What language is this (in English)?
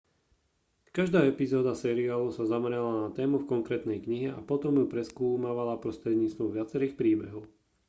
Slovak